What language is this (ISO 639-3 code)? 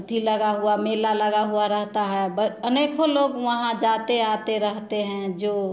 hin